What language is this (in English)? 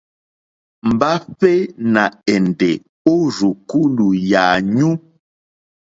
Mokpwe